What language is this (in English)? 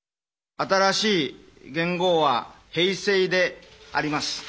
Japanese